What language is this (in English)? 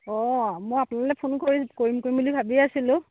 Assamese